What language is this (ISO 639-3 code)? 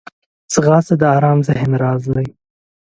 pus